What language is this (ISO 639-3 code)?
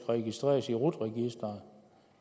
dan